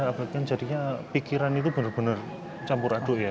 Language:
Indonesian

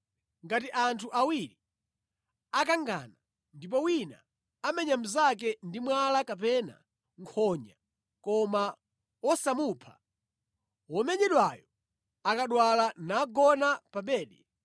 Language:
Nyanja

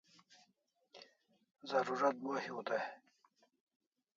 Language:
Kalasha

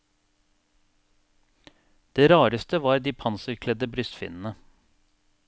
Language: Norwegian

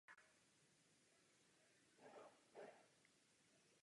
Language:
Czech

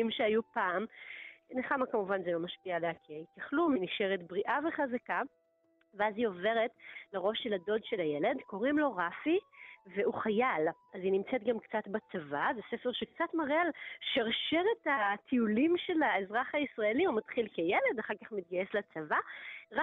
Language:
Hebrew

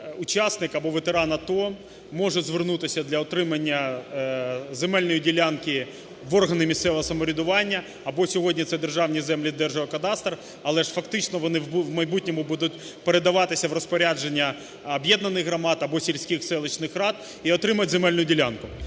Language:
Ukrainian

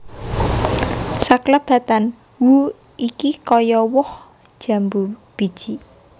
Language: Javanese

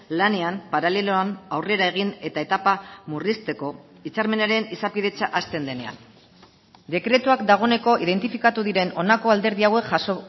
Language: Basque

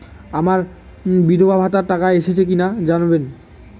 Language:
Bangla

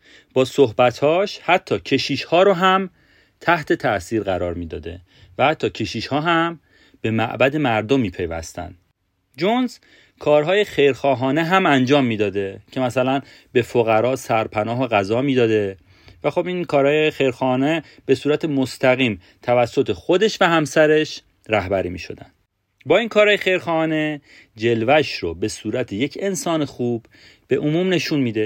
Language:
Persian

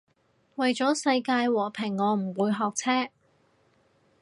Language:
Cantonese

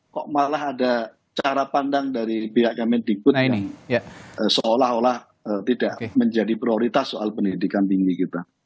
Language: Indonesian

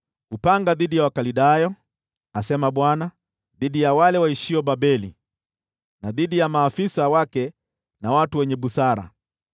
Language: Swahili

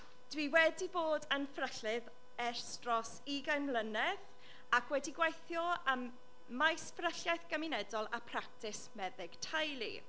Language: Welsh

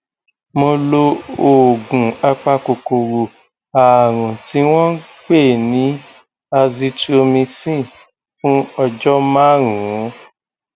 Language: Yoruba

